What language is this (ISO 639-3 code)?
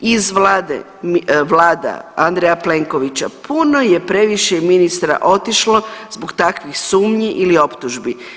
hrv